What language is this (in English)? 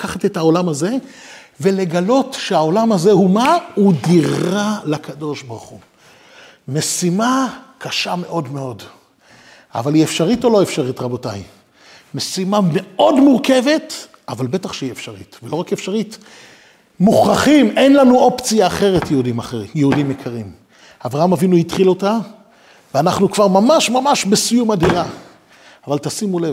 Hebrew